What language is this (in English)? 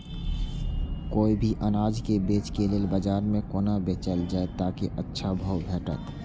Maithili